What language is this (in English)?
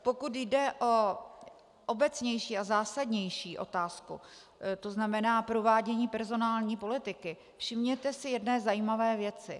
Czech